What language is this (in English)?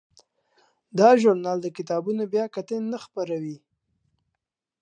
Pashto